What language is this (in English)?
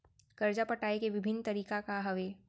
Chhattisgarhi